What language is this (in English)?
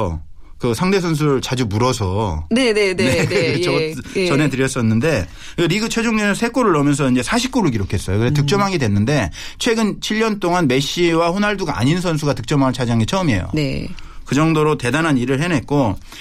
Korean